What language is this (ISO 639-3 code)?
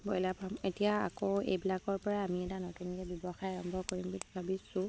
asm